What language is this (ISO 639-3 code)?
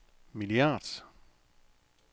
dan